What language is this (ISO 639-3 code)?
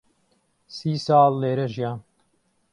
ckb